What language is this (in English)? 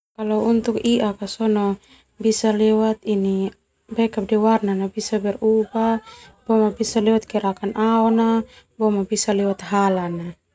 Termanu